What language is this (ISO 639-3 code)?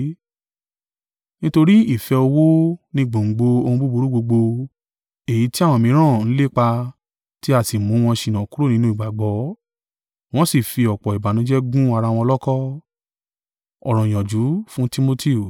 yor